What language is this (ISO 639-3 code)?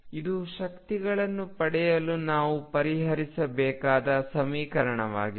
kan